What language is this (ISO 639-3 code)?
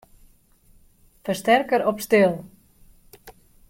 fry